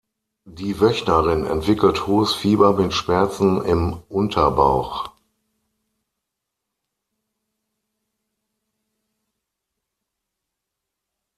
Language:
German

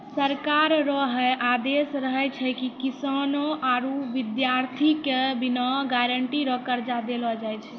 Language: Maithili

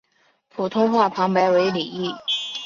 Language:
Chinese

